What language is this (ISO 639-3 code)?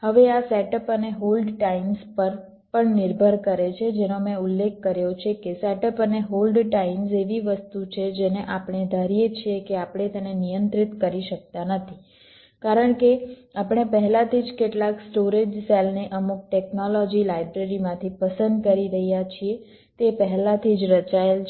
guj